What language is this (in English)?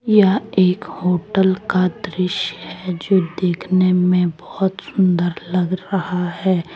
Hindi